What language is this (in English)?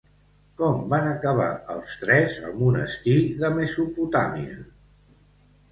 Catalan